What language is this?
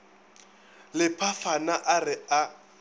Northern Sotho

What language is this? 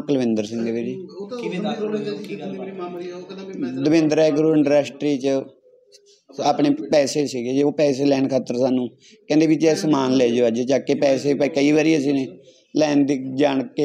Punjabi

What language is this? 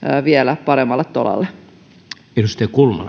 Finnish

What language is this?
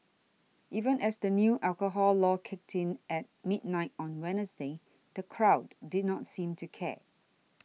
English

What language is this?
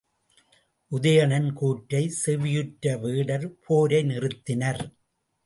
Tamil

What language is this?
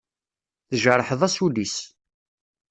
Kabyle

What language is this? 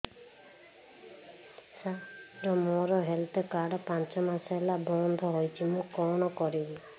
Odia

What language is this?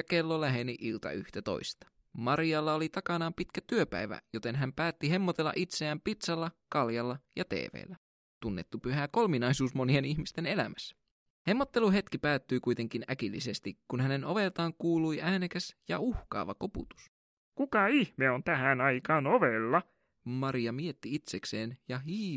Finnish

